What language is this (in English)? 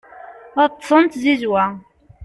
Kabyle